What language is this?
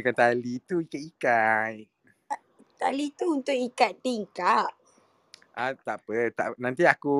Malay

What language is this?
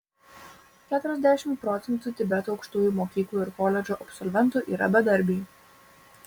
Lithuanian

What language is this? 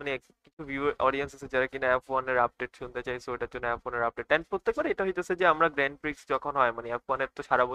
Bangla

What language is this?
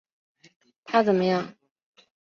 Chinese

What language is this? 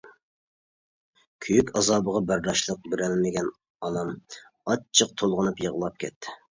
Uyghur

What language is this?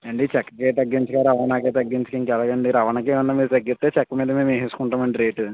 Telugu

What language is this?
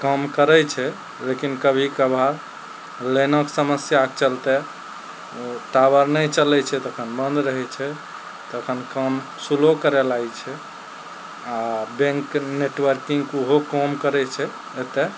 Maithili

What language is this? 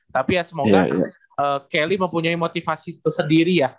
Indonesian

